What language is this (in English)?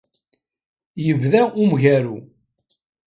Kabyle